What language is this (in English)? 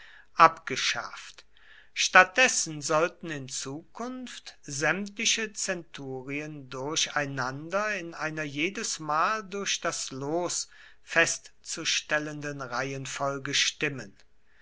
German